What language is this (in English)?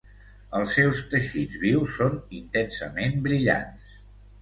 Catalan